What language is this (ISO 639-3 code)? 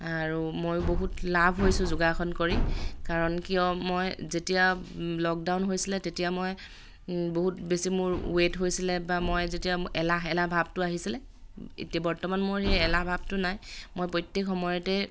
asm